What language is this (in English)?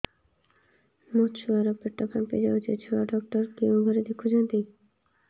Odia